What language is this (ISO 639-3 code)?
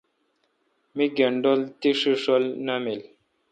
xka